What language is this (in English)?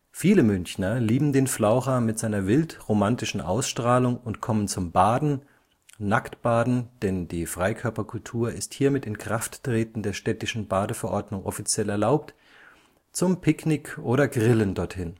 German